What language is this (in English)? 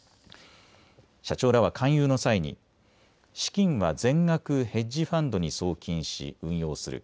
Japanese